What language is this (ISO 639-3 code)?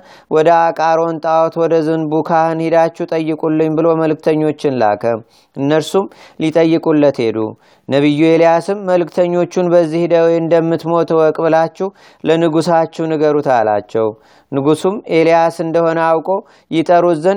amh